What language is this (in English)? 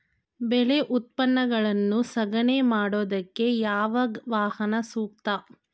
Kannada